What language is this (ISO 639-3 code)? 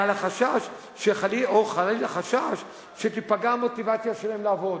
heb